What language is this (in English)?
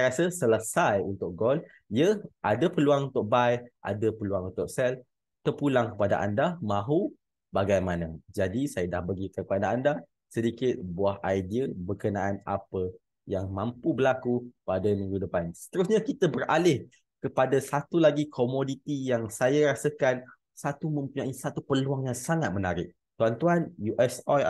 Malay